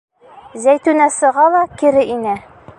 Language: Bashkir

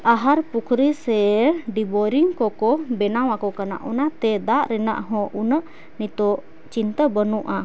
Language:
Santali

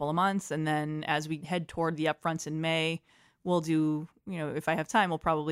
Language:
English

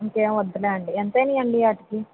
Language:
Telugu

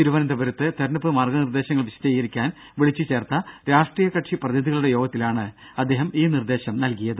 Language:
Malayalam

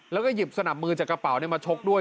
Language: Thai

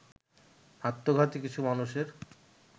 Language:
Bangla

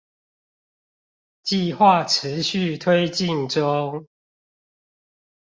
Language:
Chinese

